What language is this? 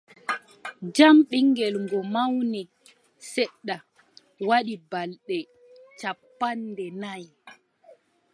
Adamawa Fulfulde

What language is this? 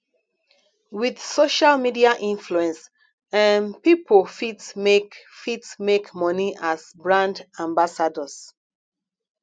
Nigerian Pidgin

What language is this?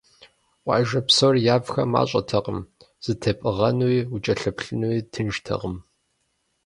Kabardian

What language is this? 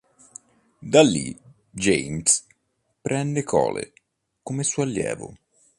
Italian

